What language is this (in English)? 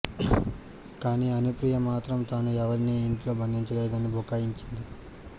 Telugu